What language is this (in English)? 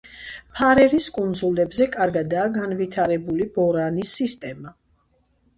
Georgian